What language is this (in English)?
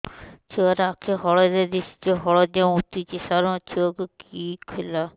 Odia